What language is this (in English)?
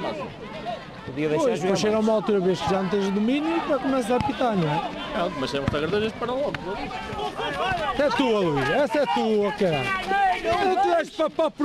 Portuguese